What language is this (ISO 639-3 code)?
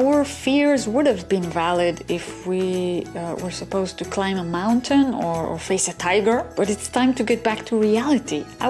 eng